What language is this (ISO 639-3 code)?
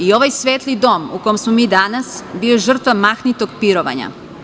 srp